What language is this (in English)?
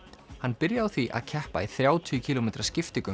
Icelandic